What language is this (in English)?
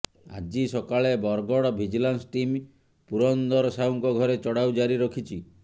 Odia